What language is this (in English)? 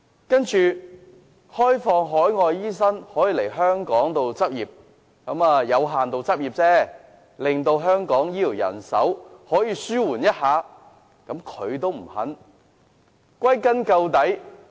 Cantonese